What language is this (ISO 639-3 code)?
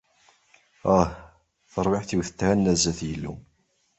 kab